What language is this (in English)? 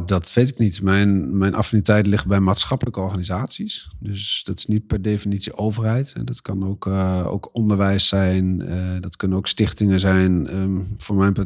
Dutch